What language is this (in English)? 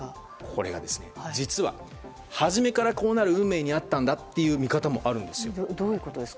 Japanese